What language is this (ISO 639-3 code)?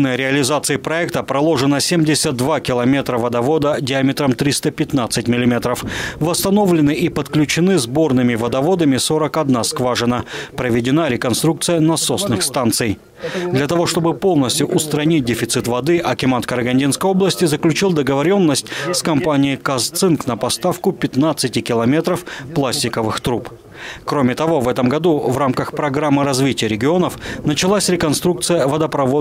rus